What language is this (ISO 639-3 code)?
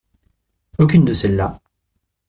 fra